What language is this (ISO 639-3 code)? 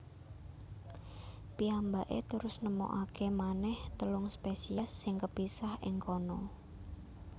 jav